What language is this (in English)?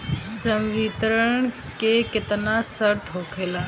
Bhojpuri